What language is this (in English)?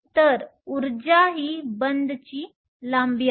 Marathi